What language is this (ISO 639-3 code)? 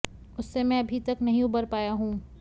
hin